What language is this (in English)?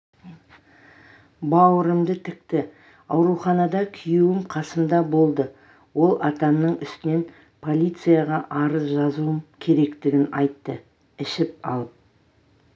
Kazakh